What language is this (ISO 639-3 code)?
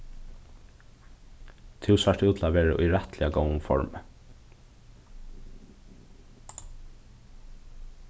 fao